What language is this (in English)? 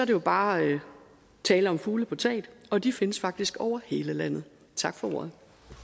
Danish